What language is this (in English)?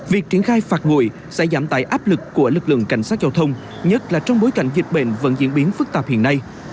Vietnamese